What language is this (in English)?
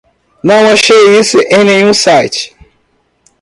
Portuguese